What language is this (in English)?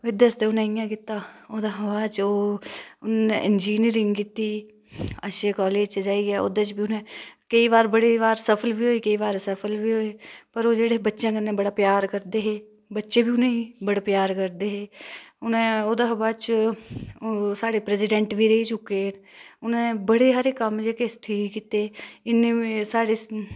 Dogri